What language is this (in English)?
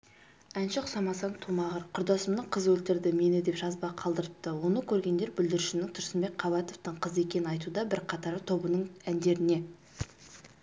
Kazakh